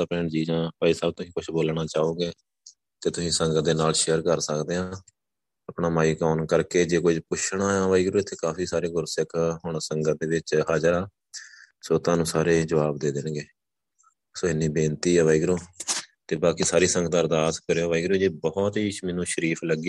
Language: Punjabi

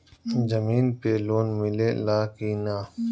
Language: Bhojpuri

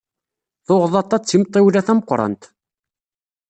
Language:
Kabyle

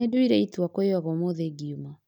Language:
Kikuyu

